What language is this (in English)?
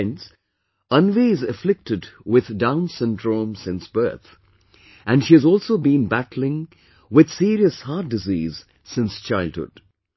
English